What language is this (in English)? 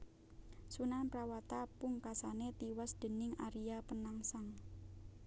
Javanese